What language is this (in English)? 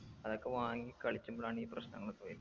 Malayalam